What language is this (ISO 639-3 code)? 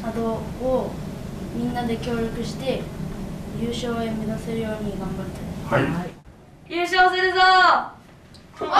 jpn